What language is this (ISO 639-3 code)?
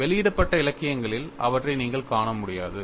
tam